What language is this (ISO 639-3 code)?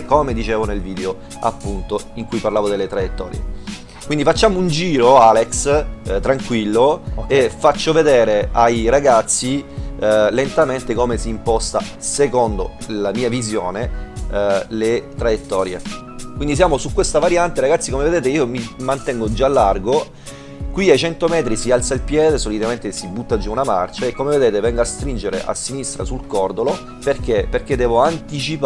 ita